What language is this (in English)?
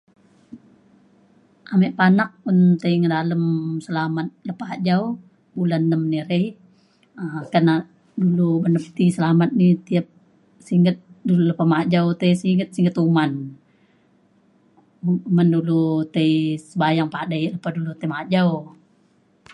Mainstream Kenyah